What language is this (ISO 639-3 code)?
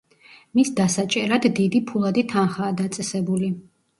kat